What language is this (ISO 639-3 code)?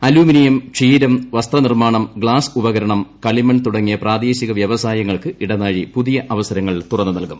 mal